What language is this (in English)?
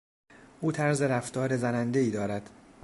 Persian